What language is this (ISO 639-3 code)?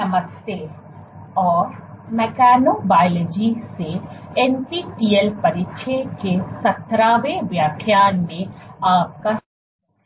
hin